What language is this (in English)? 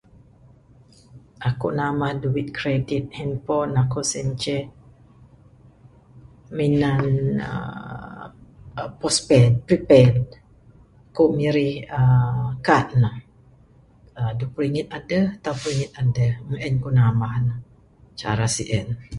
Bukar-Sadung Bidayuh